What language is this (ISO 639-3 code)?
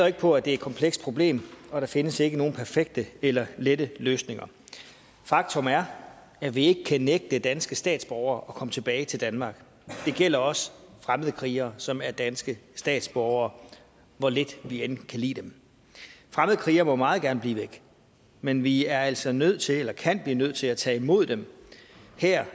dan